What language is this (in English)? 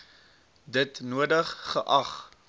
Afrikaans